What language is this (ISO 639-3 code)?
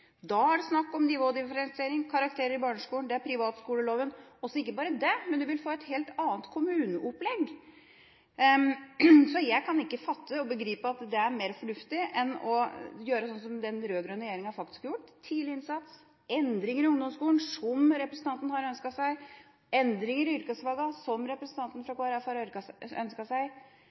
nob